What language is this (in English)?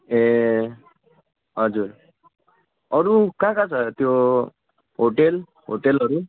Nepali